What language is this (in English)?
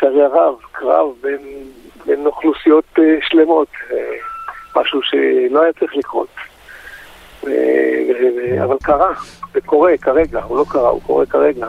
Hebrew